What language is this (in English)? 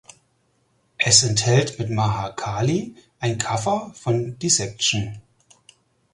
German